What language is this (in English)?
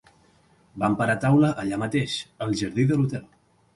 Catalan